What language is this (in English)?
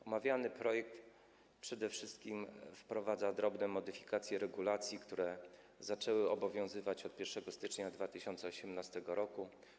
Polish